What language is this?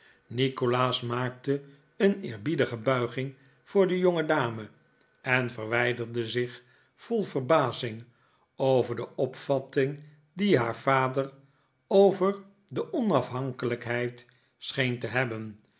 Dutch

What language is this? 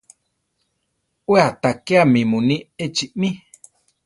Central Tarahumara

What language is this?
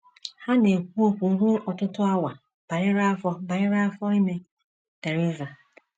Igbo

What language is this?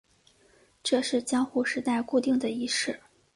Chinese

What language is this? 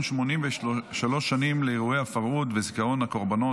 Hebrew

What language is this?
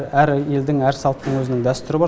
Kazakh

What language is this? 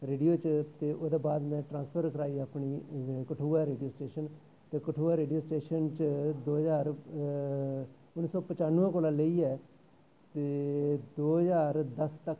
Dogri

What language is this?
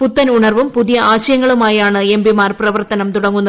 Malayalam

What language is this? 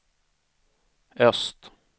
Swedish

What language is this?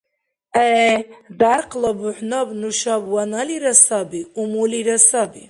Dargwa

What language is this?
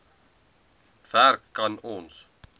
Afrikaans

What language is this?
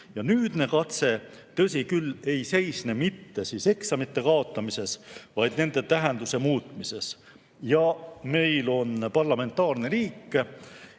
Estonian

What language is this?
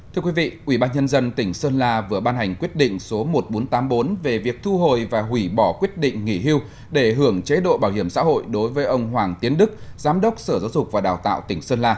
Vietnamese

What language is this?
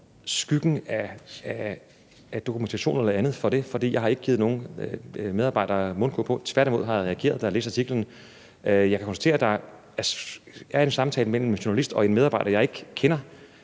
Danish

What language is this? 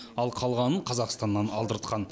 Kazakh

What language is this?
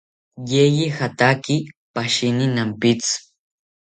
South Ucayali Ashéninka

